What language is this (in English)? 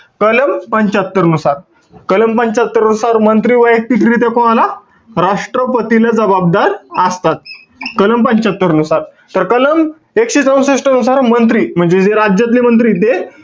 Marathi